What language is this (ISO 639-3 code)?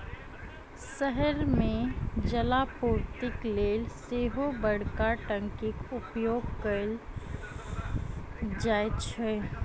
mai